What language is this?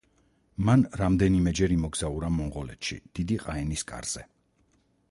Georgian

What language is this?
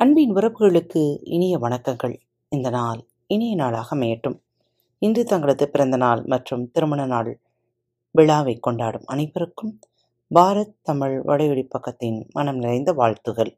Tamil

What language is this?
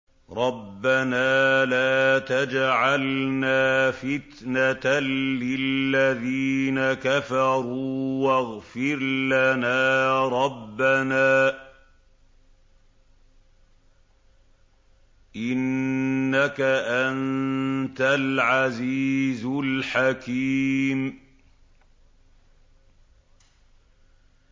Arabic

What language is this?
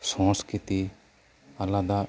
Santali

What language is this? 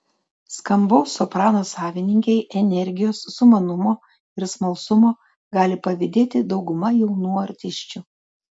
Lithuanian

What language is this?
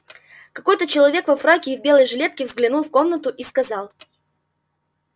Russian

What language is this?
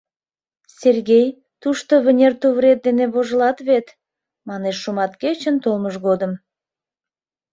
Mari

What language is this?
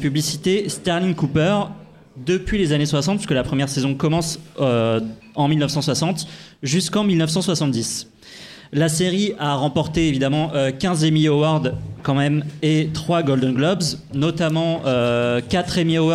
French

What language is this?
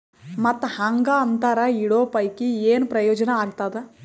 Kannada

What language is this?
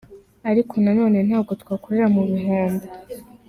Kinyarwanda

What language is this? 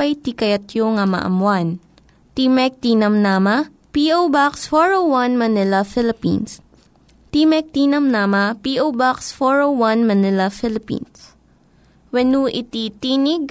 Filipino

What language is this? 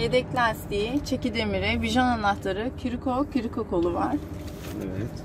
Turkish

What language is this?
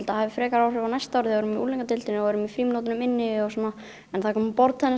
Icelandic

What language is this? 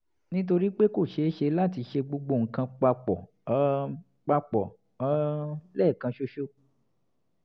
Yoruba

